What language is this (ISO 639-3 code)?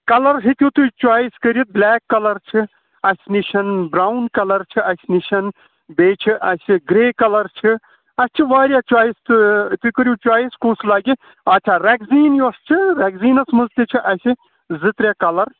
kas